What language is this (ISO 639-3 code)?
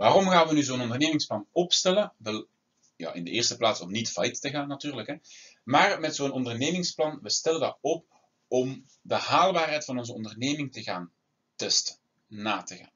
nld